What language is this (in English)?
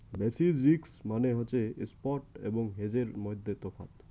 Bangla